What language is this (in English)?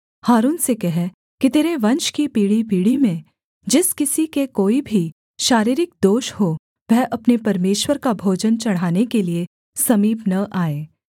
Hindi